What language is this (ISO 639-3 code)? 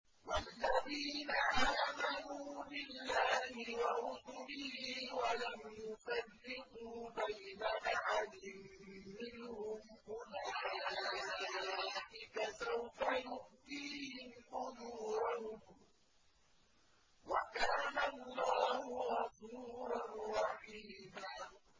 ara